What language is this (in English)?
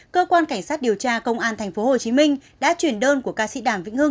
Vietnamese